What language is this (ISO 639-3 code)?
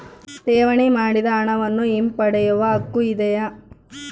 kan